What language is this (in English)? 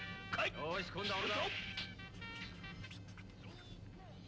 Japanese